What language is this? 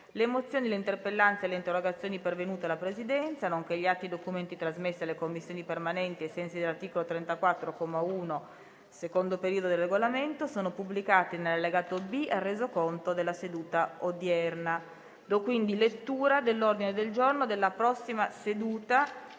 Italian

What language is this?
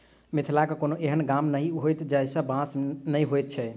Maithili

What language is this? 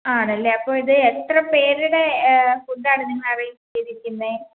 Malayalam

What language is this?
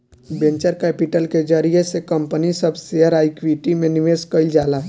Bhojpuri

